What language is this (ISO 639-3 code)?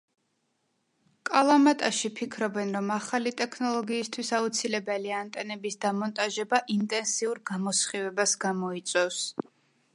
kat